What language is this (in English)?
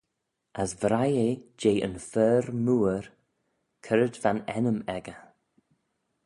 Manx